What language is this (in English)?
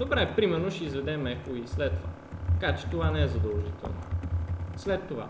Bulgarian